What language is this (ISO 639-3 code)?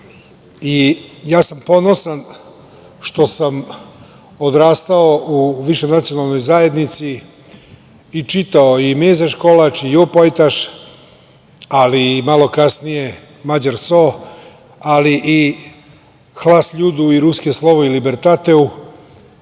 srp